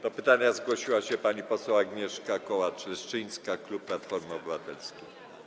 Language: Polish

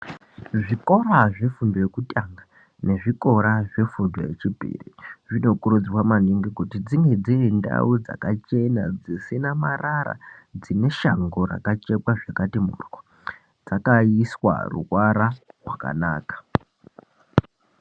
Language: Ndau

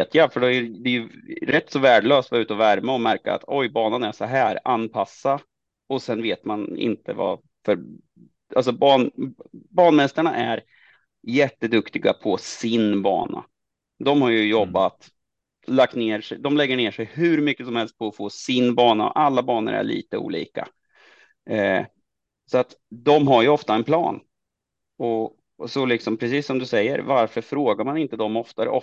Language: Swedish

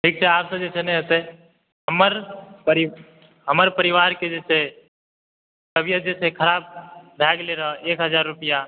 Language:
Maithili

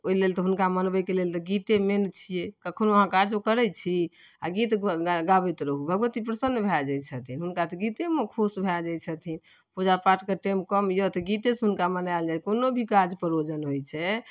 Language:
Maithili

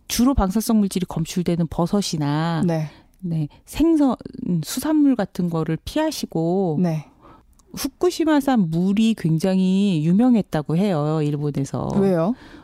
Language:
Korean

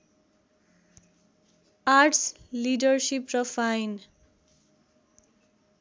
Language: Nepali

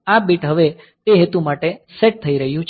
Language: Gujarati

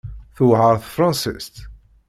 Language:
Kabyle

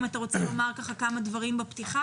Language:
Hebrew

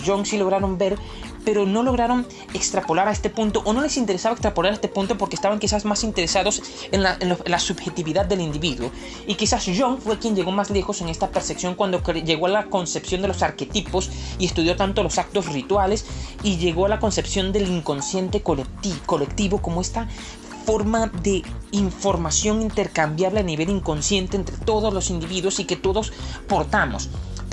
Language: Spanish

